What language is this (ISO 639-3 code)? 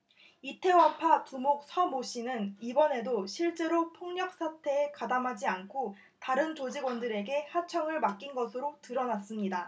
kor